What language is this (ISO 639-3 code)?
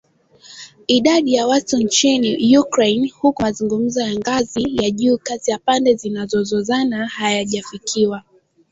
swa